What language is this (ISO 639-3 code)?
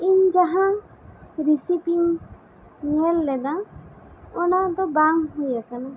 sat